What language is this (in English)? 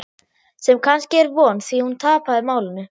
Icelandic